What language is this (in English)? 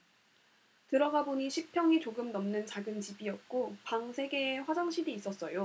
Korean